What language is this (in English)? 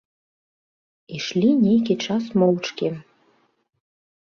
Belarusian